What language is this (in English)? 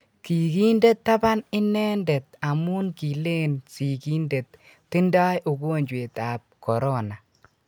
Kalenjin